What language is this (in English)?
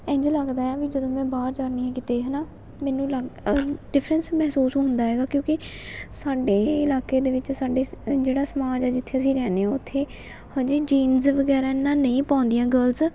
Punjabi